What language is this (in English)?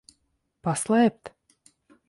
Latvian